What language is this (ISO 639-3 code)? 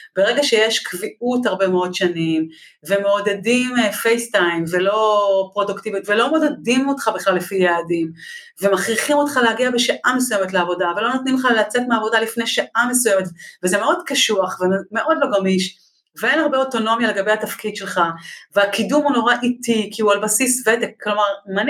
heb